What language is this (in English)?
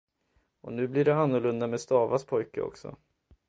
Swedish